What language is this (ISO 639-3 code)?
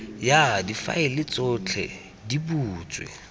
tsn